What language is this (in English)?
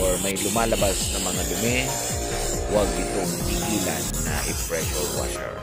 Filipino